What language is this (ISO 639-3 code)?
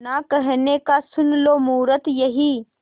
hin